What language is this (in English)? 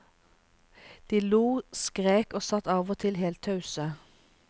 Norwegian